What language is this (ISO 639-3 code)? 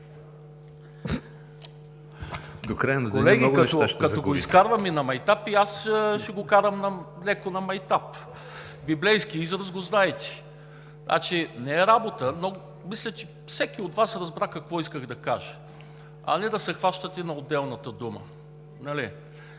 bul